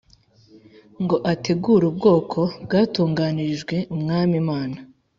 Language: Kinyarwanda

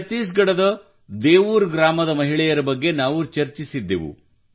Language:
Kannada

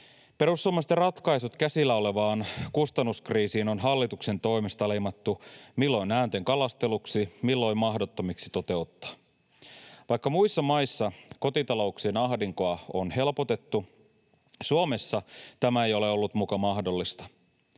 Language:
Finnish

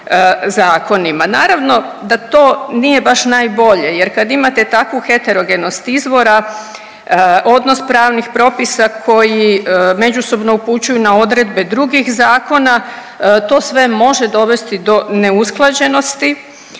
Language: Croatian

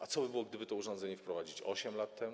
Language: Polish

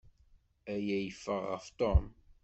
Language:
Kabyle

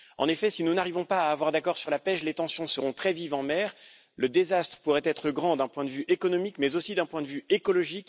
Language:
French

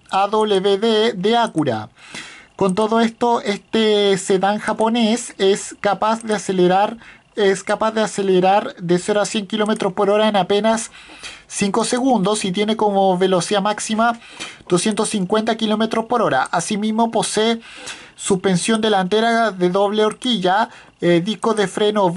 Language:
Spanish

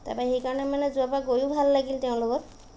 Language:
Assamese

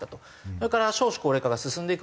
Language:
Japanese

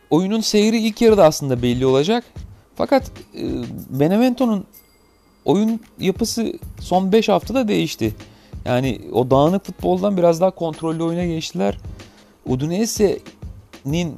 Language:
Turkish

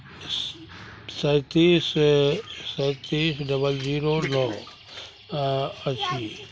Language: Maithili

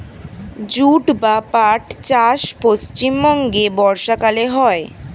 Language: Bangla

